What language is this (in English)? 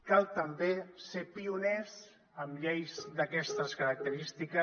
Catalan